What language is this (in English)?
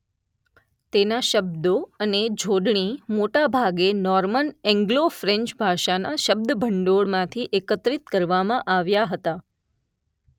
Gujarati